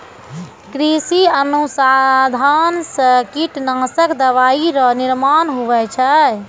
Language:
Maithili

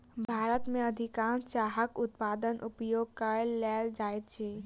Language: Maithili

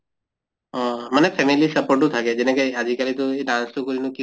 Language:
Assamese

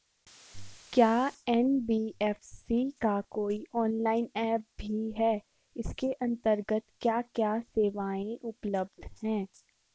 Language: Hindi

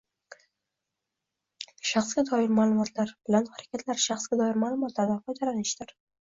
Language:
Uzbek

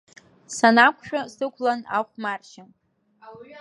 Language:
Abkhazian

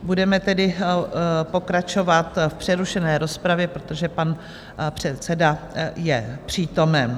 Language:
Czech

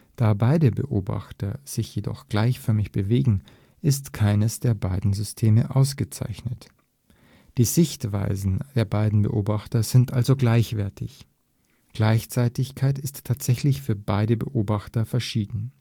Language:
German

